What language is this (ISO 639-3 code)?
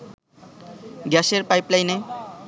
ben